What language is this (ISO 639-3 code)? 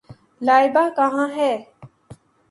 urd